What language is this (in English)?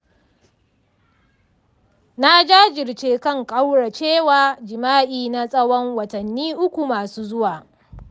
Hausa